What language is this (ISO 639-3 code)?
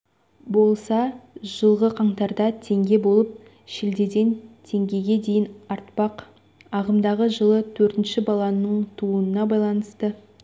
kaz